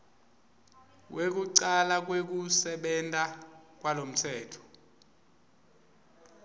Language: Swati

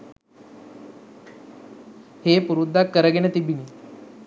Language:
Sinhala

